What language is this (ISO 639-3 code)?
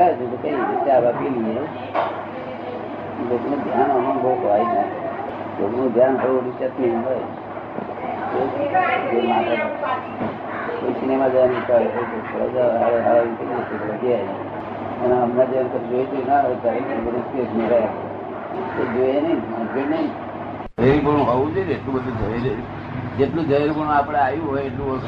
guj